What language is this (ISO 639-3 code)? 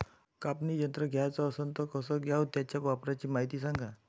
mar